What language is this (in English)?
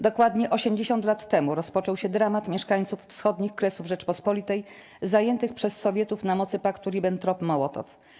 Polish